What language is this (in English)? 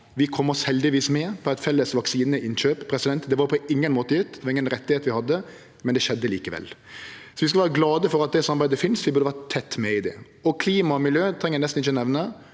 Norwegian